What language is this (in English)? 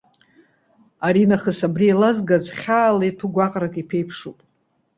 Abkhazian